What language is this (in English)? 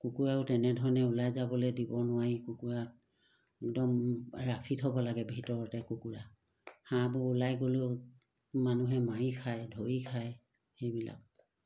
Assamese